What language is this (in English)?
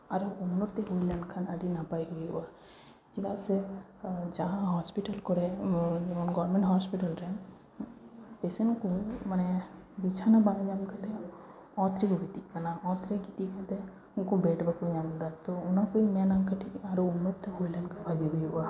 Santali